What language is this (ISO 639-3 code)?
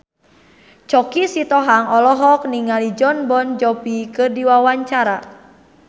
sun